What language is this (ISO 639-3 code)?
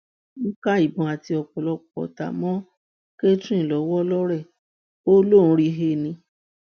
yor